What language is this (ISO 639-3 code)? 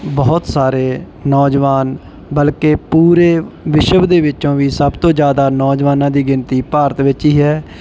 pan